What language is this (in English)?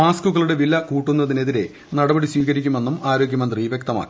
Malayalam